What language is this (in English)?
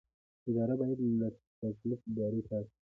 Pashto